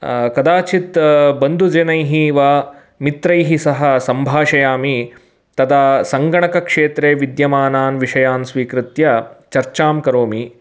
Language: Sanskrit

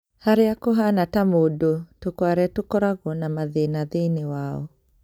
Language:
Kikuyu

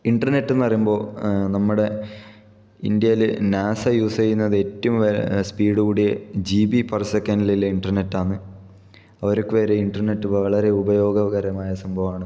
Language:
Malayalam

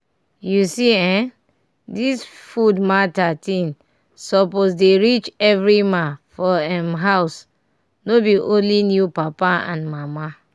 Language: Nigerian Pidgin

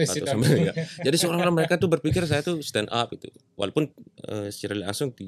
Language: Indonesian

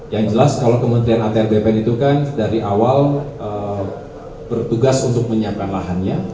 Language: Indonesian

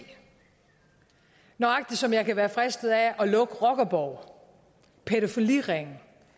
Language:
Danish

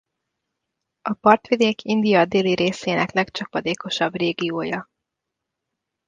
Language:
Hungarian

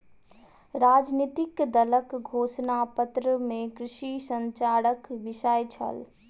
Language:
Maithili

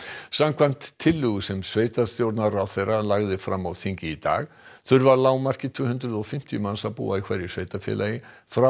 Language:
Icelandic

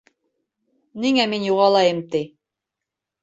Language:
Bashkir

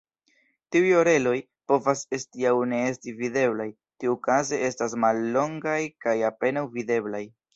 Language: Esperanto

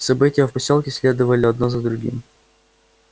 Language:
Russian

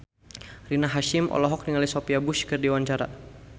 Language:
Sundanese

